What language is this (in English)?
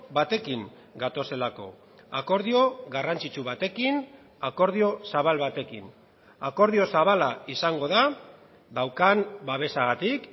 Basque